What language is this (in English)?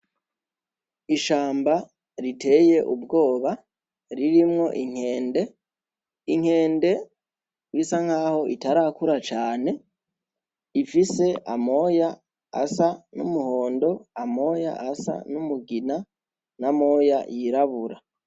Rundi